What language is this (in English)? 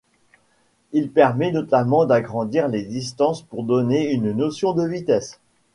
French